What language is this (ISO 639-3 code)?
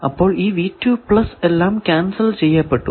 mal